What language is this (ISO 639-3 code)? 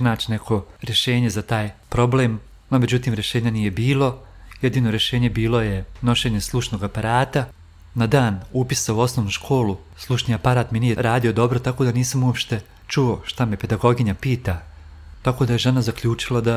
hrv